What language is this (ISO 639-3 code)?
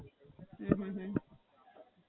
guj